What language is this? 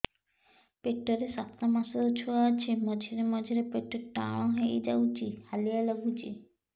Odia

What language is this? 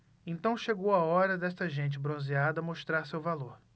Portuguese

